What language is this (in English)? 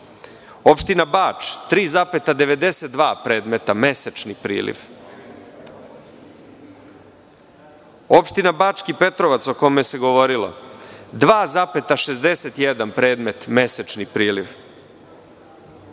Serbian